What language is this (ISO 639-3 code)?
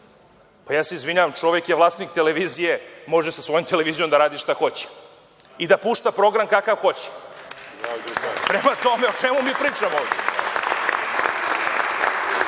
srp